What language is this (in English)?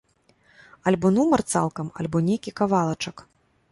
Belarusian